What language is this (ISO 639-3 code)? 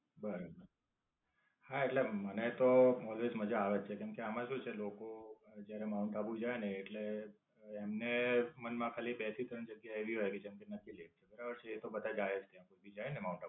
guj